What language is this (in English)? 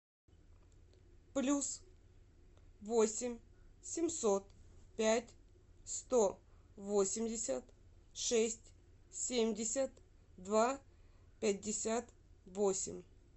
Russian